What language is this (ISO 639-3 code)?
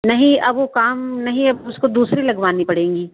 hin